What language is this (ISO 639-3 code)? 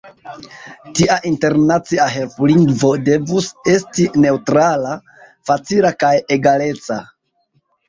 epo